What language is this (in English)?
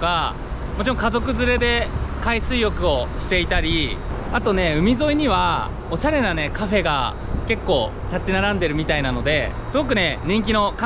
Japanese